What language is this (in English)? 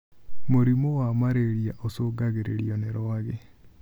Kikuyu